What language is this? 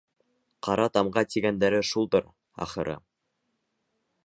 Bashkir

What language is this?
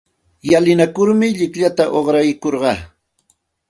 Santa Ana de Tusi Pasco Quechua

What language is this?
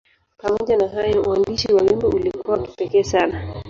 Swahili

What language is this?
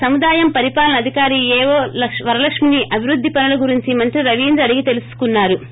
Telugu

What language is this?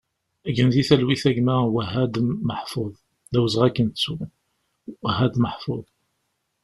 Kabyle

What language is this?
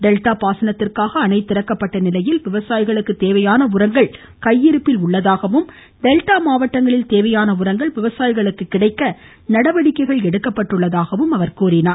Tamil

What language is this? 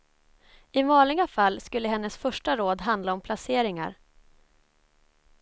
Swedish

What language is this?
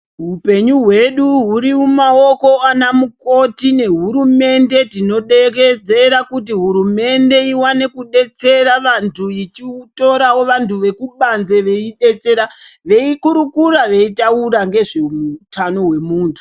Ndau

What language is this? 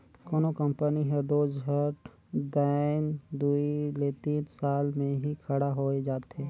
Chhattisgarhi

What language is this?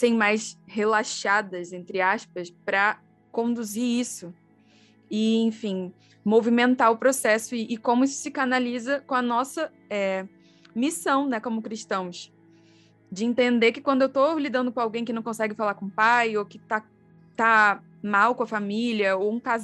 Portuguese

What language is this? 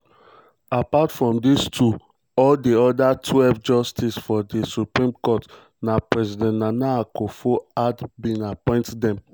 Nigerian Pidgin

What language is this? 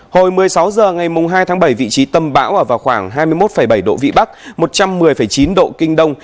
Vietnamese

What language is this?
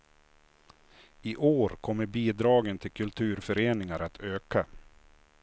Swedish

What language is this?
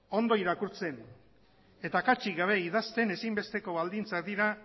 Basque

